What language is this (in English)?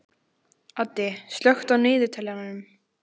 Icelandic